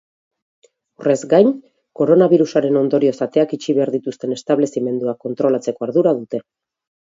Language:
Basque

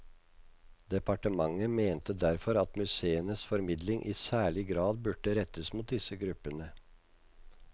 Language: Norwegian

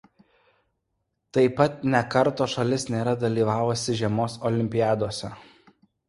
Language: Lithuanian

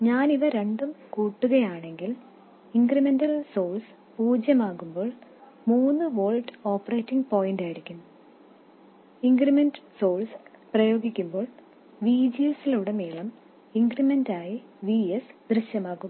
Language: Malayalam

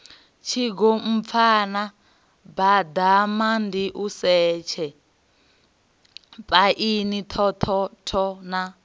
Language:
Venda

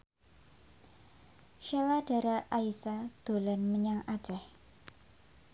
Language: Javanese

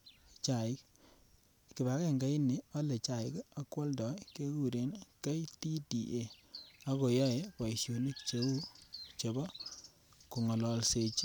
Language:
Kalenjin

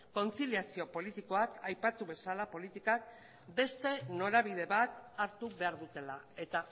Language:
Basque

